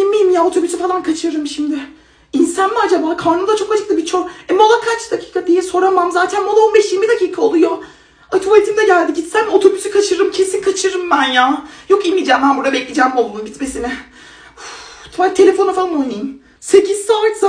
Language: Turkish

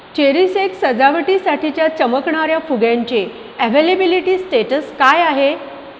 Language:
Marathi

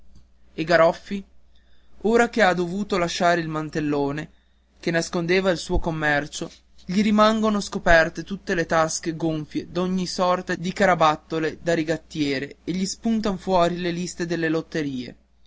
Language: Italian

